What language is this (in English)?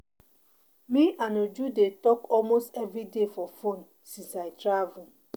Nigerian Pidgin